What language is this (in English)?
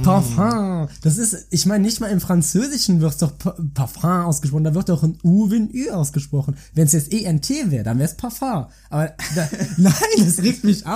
German